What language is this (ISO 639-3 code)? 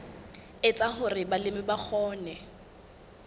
sot